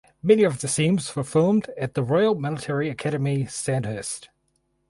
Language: English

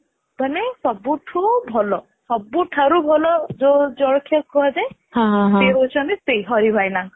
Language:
Odia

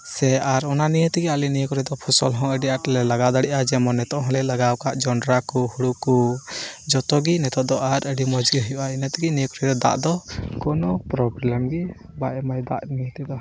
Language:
Santali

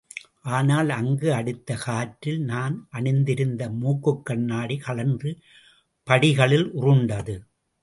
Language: Tamil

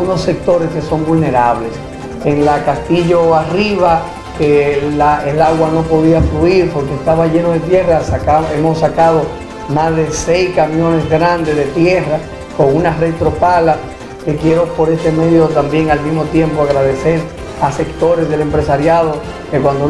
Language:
Spanish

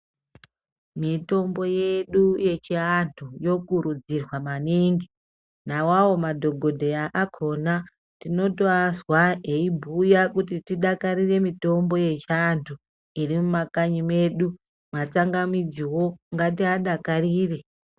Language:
Ndau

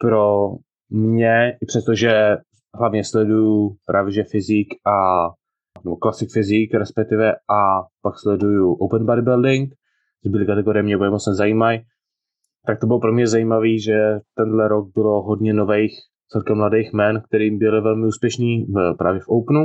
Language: Czech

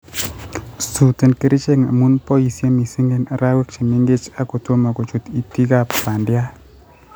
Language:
Kalenjin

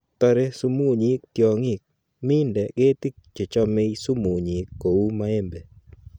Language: Kalenjin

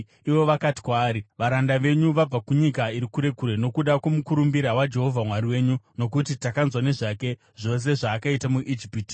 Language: Shona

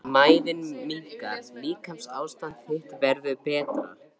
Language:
Icelandic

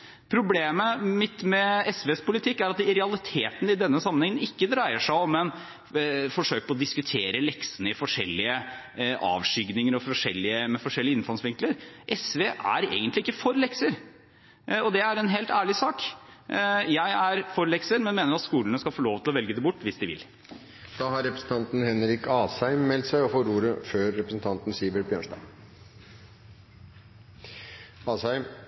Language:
Norwegian Bokmål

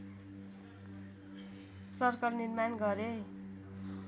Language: Nepali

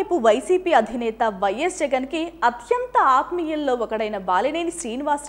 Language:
Telugu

